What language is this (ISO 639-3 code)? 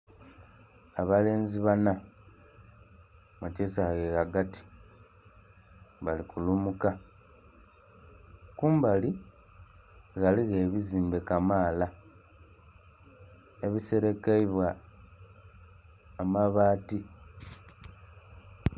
xog